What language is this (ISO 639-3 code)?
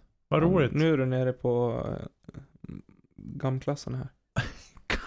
swe